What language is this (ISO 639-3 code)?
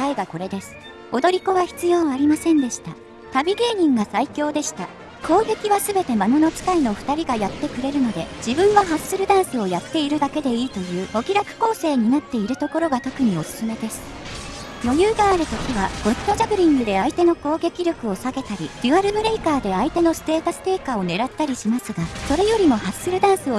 jpn